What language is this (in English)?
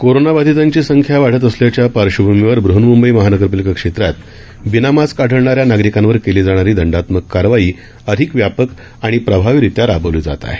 Marathi